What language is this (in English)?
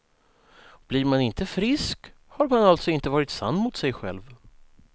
Swedish